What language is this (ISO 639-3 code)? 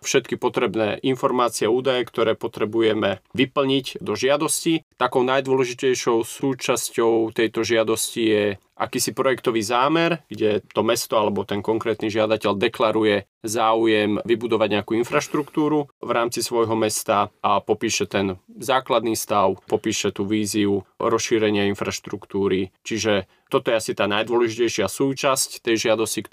slk